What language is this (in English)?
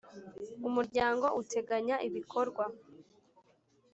Kinyarwanda